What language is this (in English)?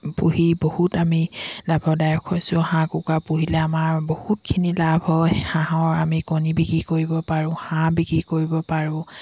Assamese